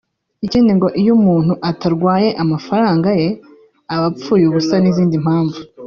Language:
Kinyarwanda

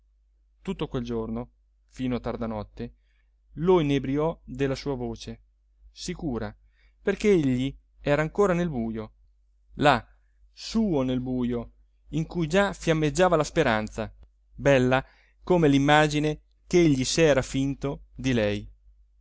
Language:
Italian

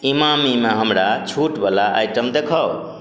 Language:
Maithili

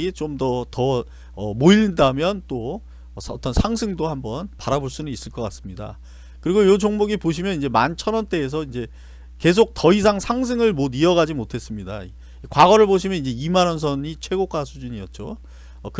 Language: Korean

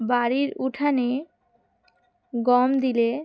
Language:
Bangla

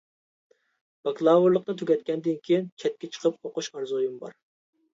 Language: Uyghur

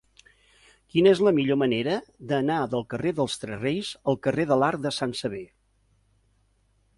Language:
Catalan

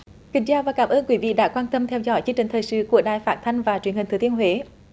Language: Vietnamese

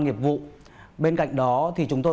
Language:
Vietnamese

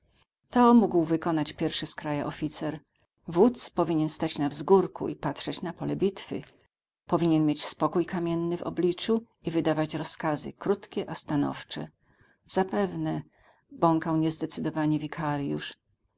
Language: Polish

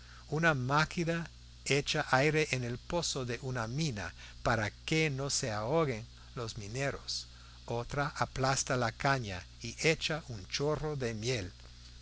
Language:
Spanish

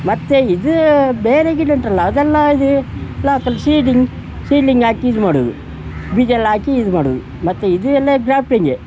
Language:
Kannada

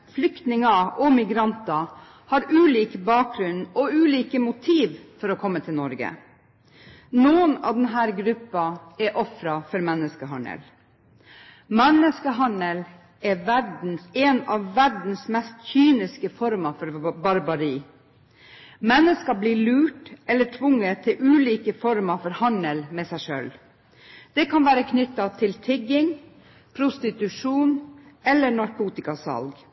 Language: Norwegian Bokmål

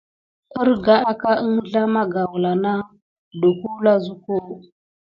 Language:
Gidar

